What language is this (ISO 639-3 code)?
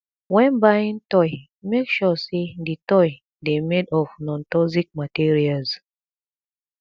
pcm